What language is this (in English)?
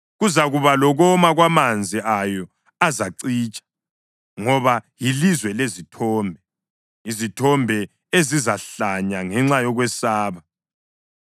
North Ndebele